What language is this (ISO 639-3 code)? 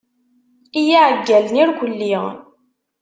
kab